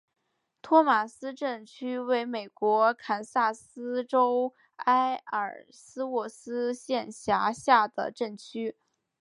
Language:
Chinese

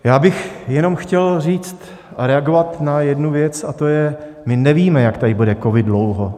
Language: Czech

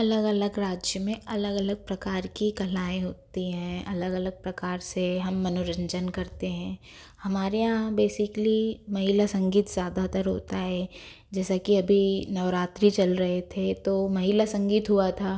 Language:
Hindi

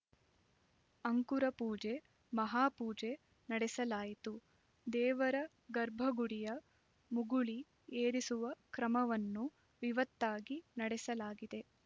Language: Kannada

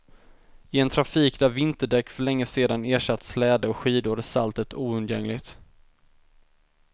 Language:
Swedish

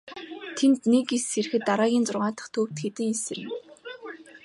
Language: Mongolian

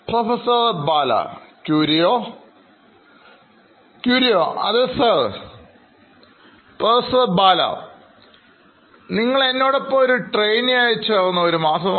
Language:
Malayalam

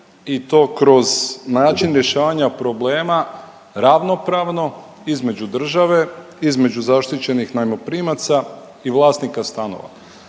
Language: Croatian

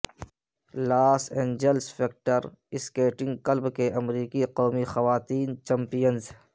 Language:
Urdu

